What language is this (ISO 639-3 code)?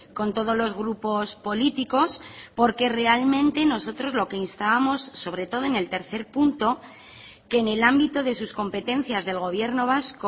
spa